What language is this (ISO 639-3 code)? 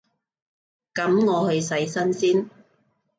yue